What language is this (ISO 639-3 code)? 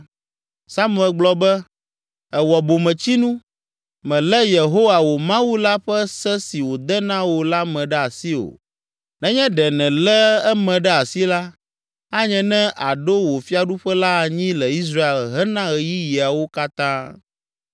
ewe